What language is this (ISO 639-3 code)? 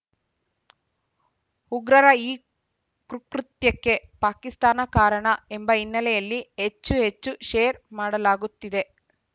kan